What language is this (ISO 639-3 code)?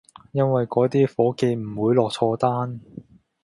yue